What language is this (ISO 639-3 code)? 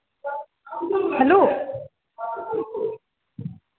doi